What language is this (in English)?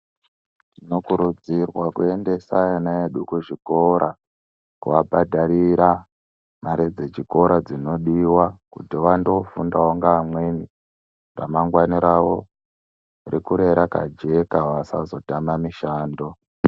Ndau